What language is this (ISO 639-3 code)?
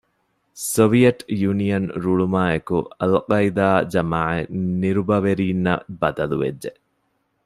div